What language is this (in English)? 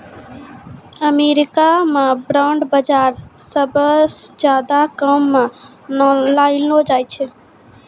Maithili